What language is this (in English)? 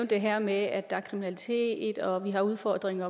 Danish